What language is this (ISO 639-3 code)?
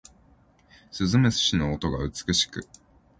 jpn